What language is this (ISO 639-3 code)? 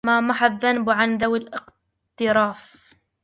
ara